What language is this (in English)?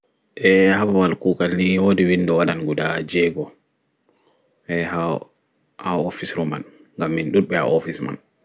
Fula